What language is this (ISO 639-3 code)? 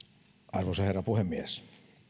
fin